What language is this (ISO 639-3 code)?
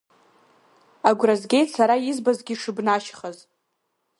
abk